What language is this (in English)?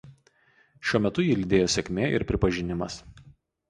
Lithuanian